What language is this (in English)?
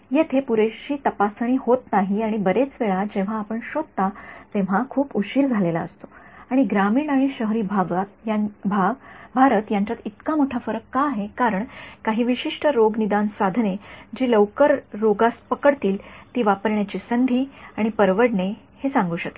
Marathi